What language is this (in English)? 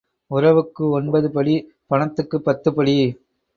Tamil